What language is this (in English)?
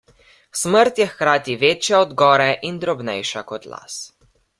Slovenian